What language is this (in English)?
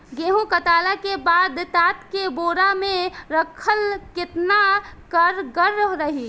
Bhojpuri